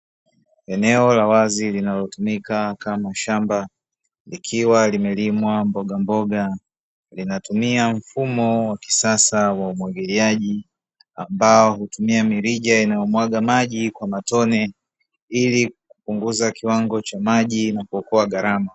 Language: Swahili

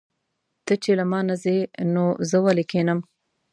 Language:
Pashto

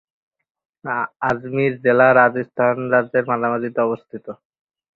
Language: Bangla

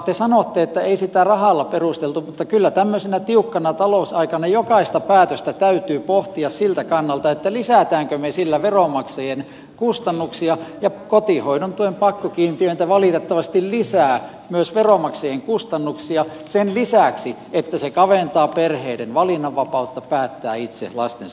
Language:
Finnish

